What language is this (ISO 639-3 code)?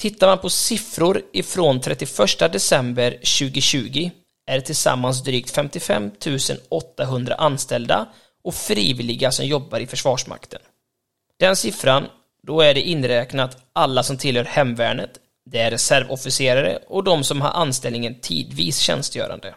swe